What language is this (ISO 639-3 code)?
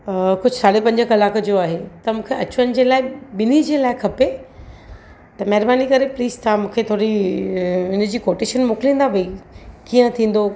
snd